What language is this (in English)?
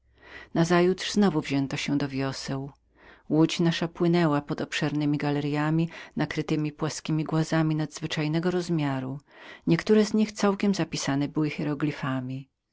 Polish